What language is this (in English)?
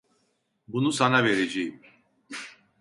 Turkish